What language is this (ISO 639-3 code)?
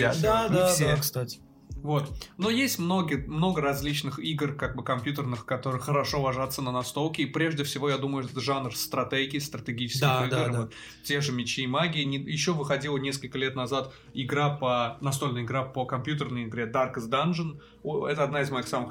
rus